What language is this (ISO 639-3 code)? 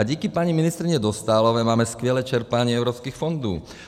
ces